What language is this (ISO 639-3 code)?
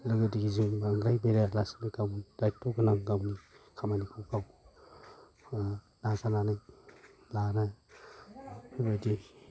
brx